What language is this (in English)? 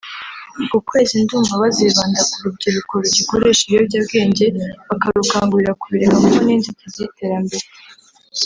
Kinyarwanda